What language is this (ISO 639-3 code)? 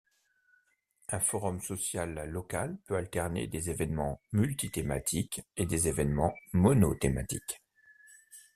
fra